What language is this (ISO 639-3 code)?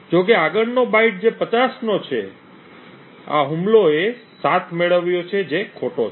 guj